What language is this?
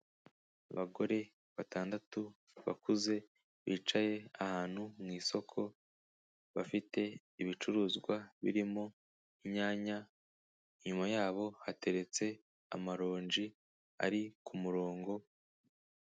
Kinyarwanda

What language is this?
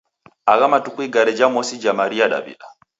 Taita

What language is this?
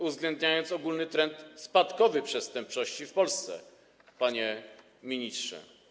Polish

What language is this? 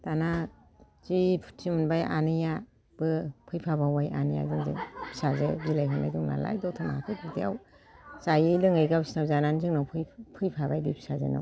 Bodo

